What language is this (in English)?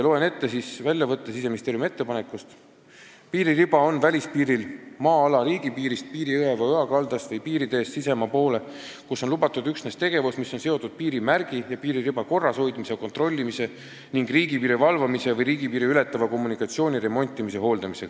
Estonian